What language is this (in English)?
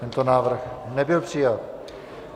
Czech